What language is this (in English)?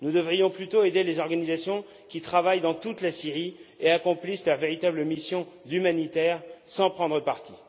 French